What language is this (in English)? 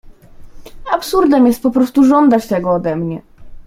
Polish